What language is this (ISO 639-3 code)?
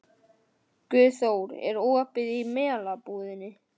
isl